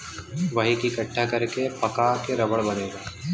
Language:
Bhojpuri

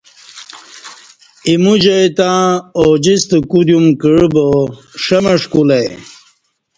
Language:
Kati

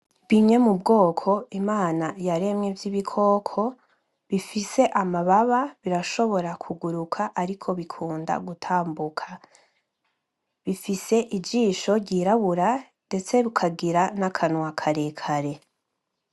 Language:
Rundi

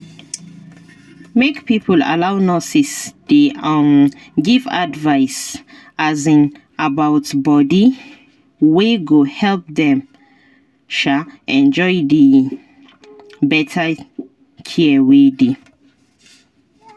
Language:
Nigerian Pidgin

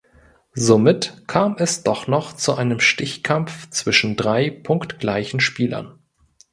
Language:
German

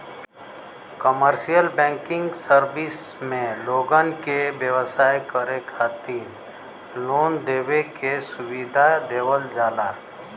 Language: Bhojpuri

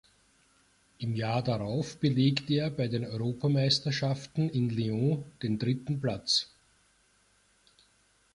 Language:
German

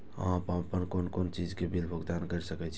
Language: Maithili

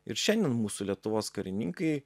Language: Lithuanian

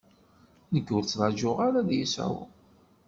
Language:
Kabyle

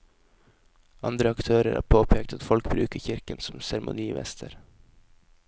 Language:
Norwegian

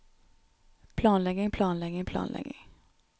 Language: Norwegian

